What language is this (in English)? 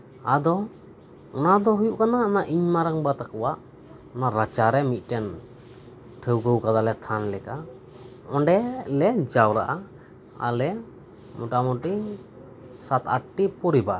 Santali